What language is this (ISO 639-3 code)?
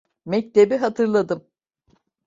tur